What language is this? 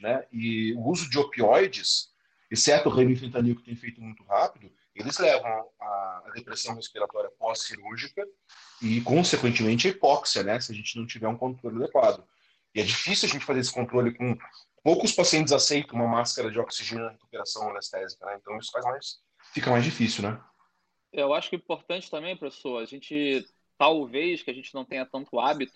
Portuguese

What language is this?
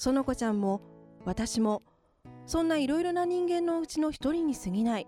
Japanese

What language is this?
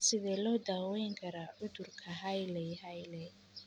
Somali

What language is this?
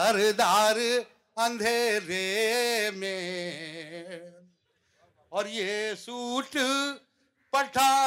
Urdu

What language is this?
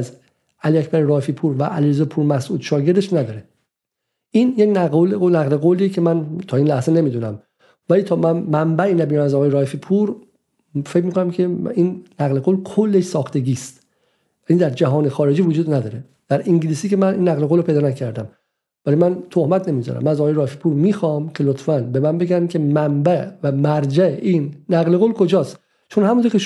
Persian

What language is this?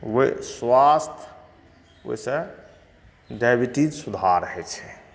Maithili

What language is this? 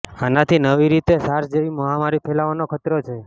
Gujarati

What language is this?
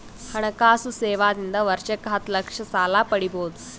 Kannada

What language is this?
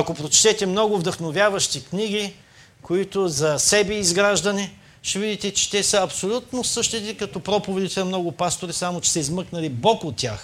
Bulgarian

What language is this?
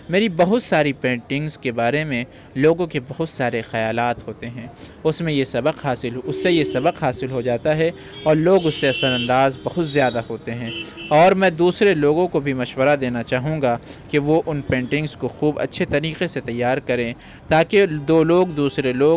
Urdu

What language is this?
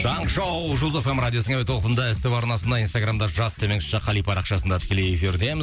Kazakh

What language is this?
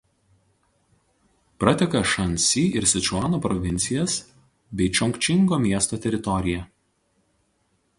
Lithuanian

